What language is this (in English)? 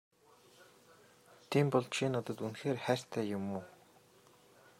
Mongolian